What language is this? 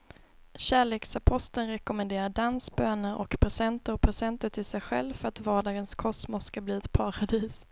Swedish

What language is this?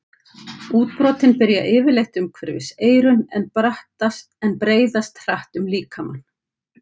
Icelandic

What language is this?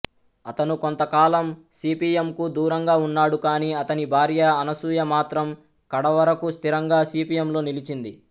Telugu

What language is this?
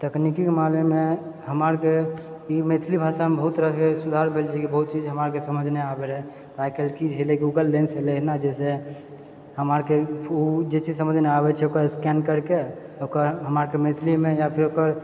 Maithili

